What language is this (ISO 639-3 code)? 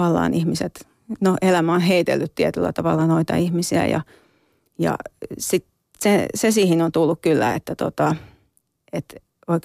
fin